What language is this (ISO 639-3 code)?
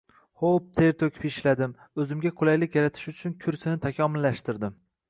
uzb